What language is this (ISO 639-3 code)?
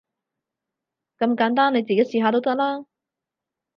yue